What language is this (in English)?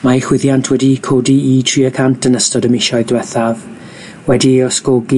Welsh